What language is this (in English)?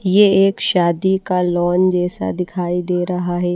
Hindi